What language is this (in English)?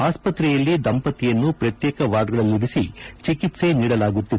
Kannada